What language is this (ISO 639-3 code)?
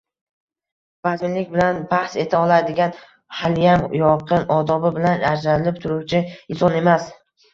uzb